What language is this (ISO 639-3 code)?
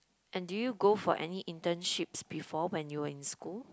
eng